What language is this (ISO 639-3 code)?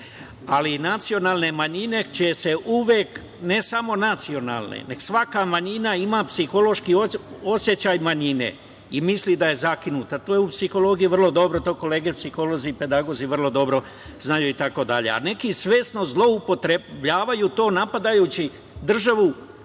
srp